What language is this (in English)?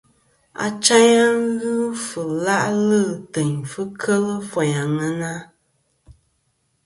Kom